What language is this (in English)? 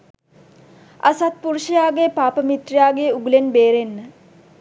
Sinhala